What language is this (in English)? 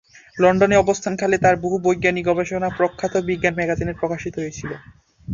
Bangla